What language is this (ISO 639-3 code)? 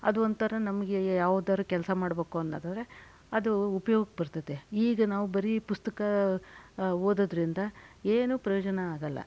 kan